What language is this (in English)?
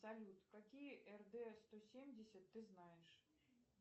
Russian